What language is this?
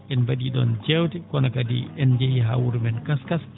Fula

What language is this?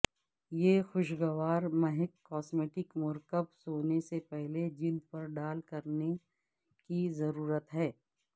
Urdu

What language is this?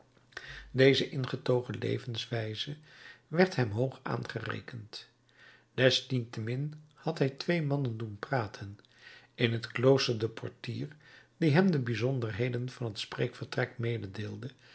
Dutch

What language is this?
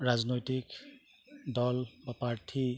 Assamese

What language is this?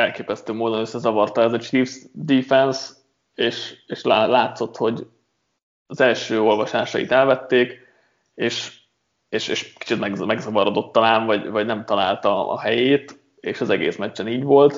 Hungarian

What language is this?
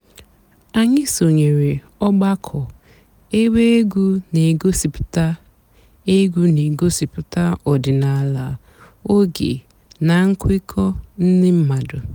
Igbo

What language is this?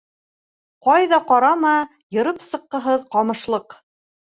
Bashkir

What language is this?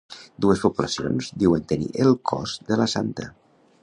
Catalan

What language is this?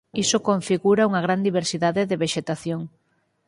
Galician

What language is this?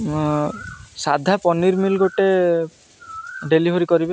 Odia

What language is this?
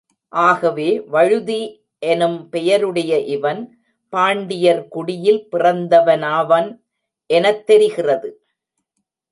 Tamil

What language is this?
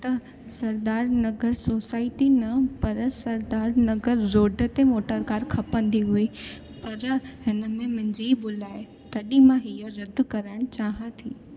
Sindhi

